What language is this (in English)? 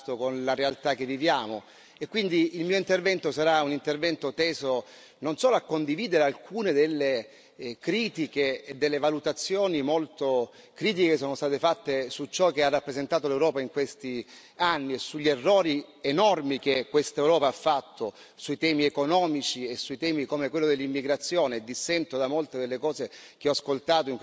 Italian